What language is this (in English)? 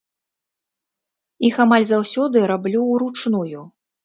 Belarusian